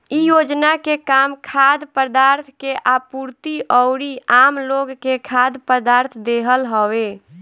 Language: Bhojpuri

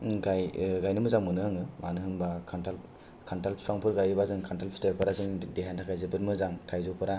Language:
Bodo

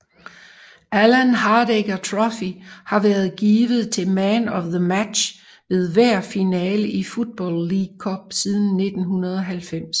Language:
Danish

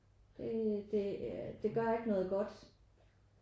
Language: Danish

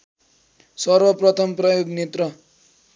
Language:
Nepali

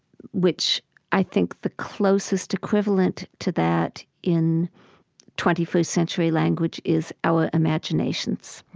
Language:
English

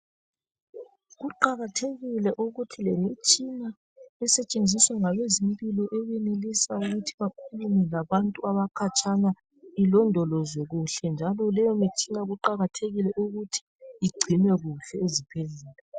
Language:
North Ndebele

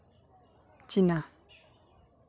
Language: Santali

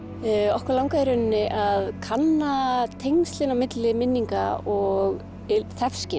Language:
Icelandic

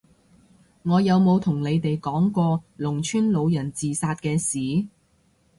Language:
Cantonese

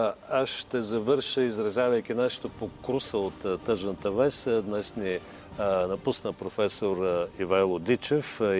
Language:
Bulgarian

